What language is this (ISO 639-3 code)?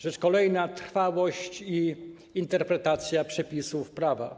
pol